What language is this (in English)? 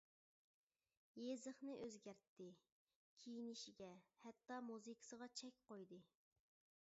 Uyghur